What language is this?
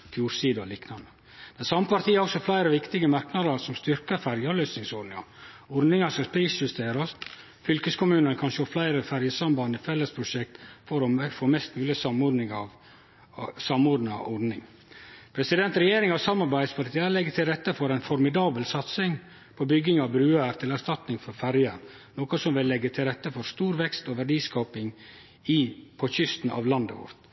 Norwegian Nynorsk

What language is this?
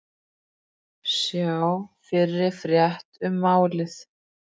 Icelandic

